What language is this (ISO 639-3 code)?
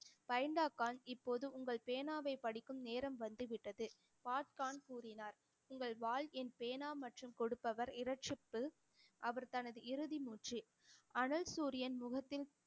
tam